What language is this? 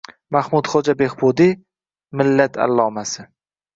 Uzbek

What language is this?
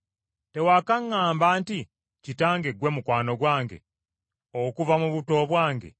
Ganda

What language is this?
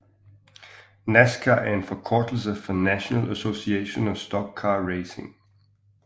Danish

